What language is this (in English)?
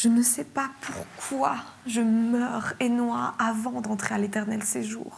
French